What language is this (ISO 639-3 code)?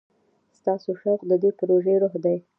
pus